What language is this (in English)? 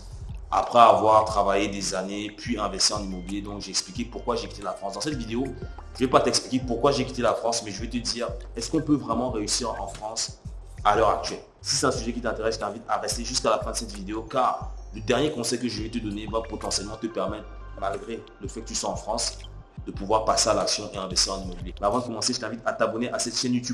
French